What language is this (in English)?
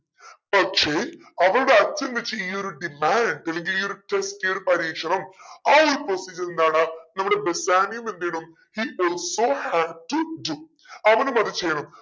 Malayalam